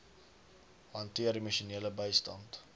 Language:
Afrikaans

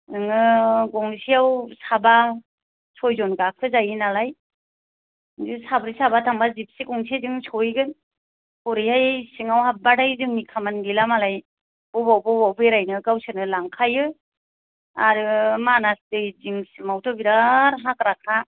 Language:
Bodo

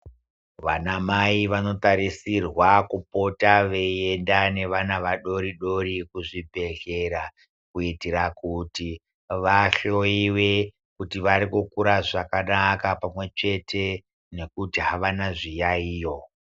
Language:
Ndau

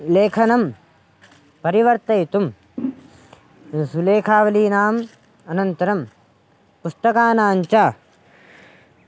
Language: Sanskrit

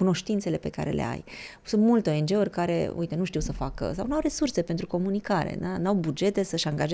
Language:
Romanian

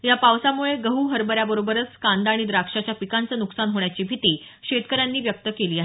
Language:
Marathi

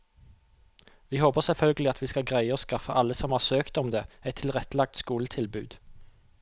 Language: Norwegian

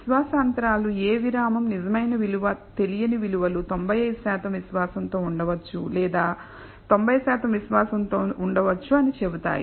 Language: Telugu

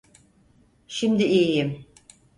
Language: Turkish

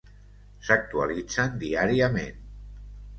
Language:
Catalan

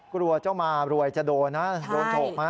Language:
Thai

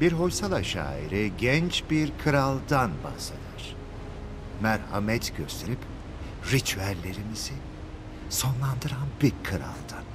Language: Turkish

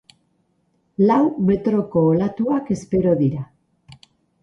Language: Basque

